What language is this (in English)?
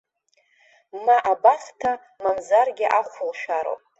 Abkhazian